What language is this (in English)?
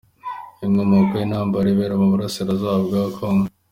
Kinyarwanda